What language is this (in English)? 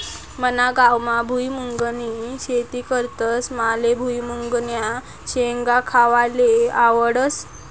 Marathi